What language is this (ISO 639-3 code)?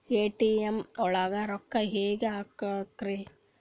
kan